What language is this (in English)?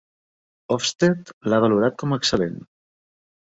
Catalan